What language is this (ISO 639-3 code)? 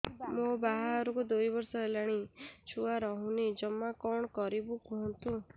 ori